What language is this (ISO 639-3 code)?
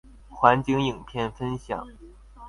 zho